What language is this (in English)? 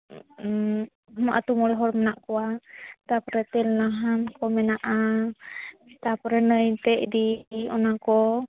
Santali